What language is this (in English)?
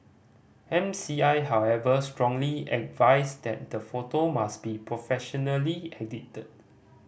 English